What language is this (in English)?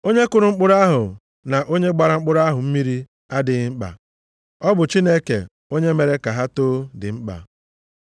Igbo